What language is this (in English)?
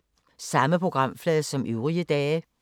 Danish